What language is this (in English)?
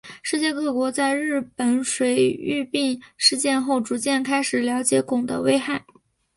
Chinese